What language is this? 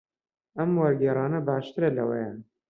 Central Kurdish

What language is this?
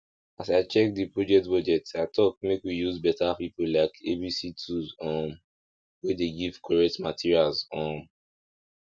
Nigerian Pidgin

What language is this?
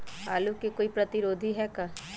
Magahi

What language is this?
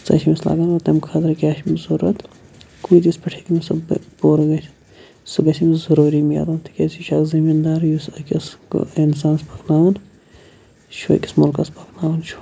Kashmiri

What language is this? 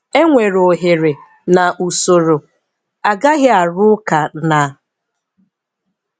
Igbo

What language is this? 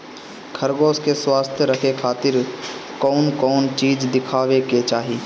Bhojpuri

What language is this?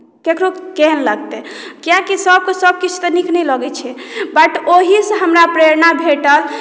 Maithili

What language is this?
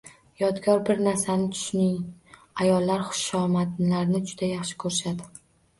Uzbek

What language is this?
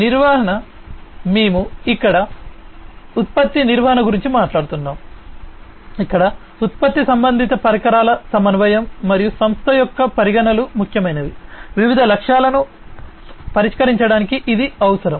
Telugu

